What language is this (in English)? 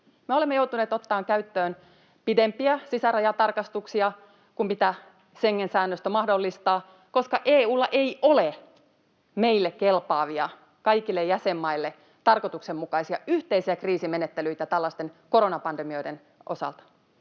Finnish